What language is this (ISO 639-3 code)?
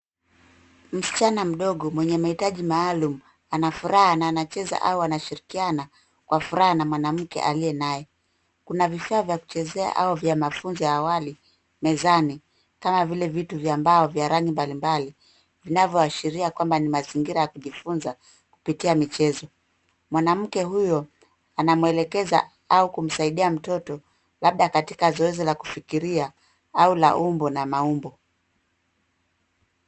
swa